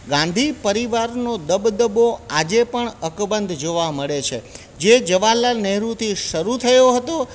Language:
Gujarati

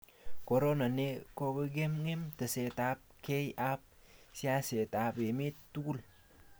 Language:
Kalenjin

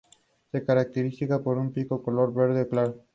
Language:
Spanish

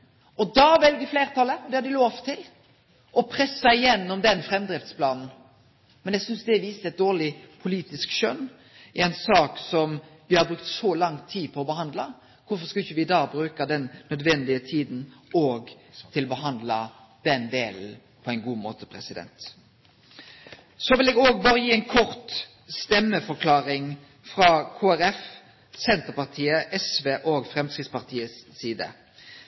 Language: Norwegian Nynorsk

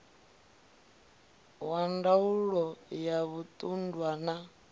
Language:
Venda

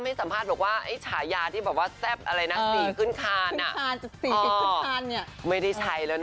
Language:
Thai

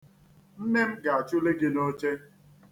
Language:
Igbo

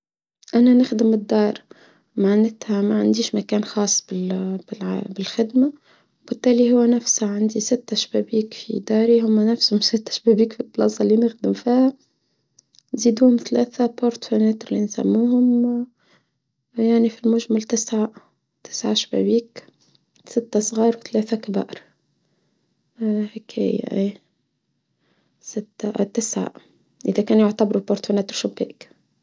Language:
Tunisian Arabic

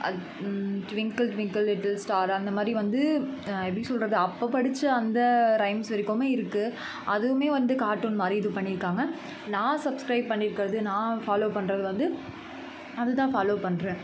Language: Tamil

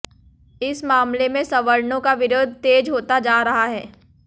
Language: Hindi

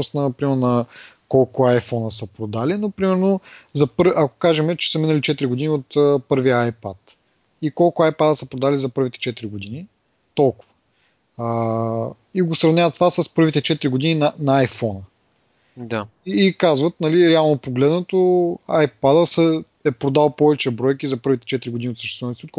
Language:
Bulgarian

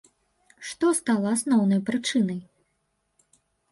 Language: Belarusian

